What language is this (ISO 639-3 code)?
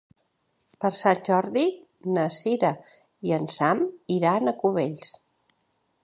cat